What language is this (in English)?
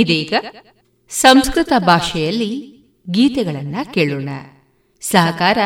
Kannada